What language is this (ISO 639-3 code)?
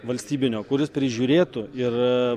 lit